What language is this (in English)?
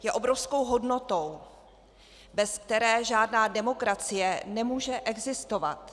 Czech